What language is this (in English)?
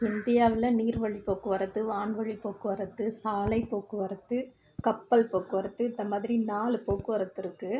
Tamil